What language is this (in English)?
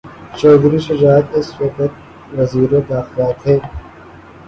Urdu